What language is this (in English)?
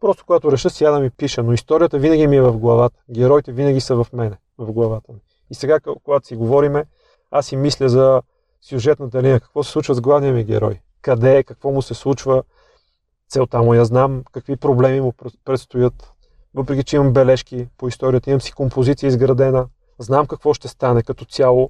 Bulgarian